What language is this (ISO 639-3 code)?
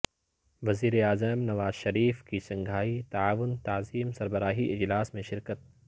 urd